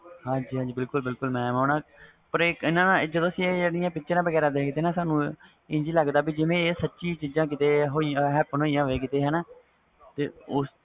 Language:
Punjabi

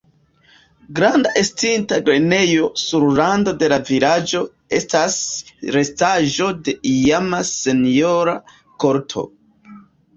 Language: Esperanto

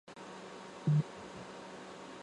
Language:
Chinese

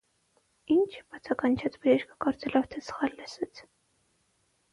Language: Armenian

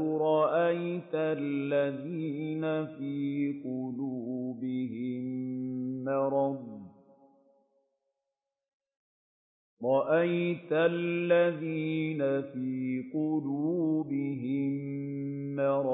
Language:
Arabic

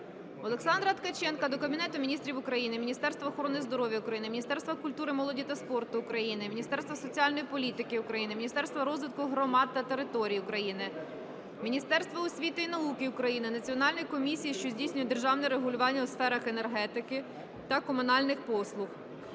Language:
Ukrainian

